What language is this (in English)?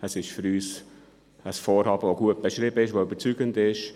Swiss German